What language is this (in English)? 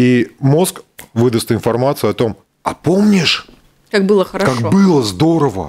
Russian